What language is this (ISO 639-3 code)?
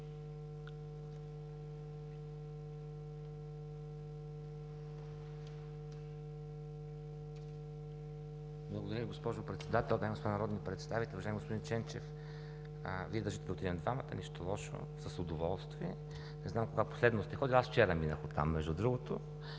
bul